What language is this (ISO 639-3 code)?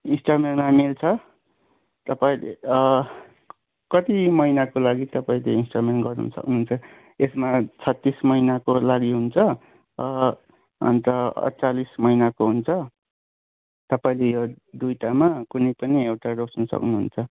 nep